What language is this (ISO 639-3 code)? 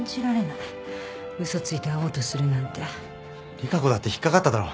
jpn